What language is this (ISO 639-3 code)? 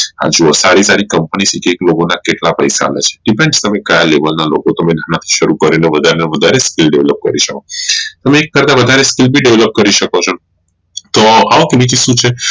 guj